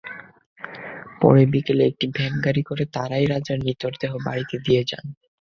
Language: Bangla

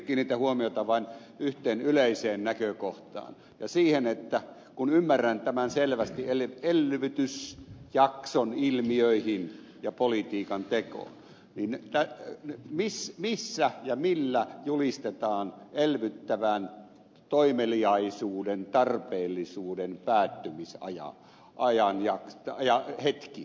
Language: Finnish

